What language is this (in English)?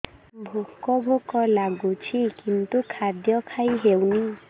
Odia